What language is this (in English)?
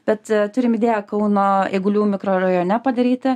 Lithuanian